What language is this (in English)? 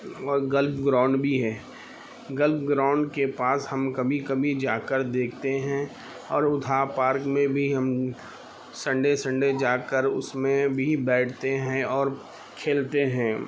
Urdu